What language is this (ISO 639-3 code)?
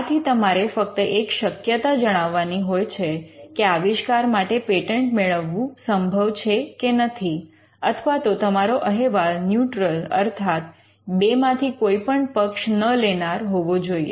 guj